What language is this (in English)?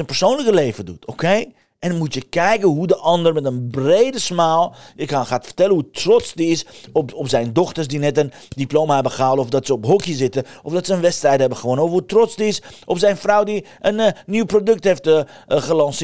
Dutch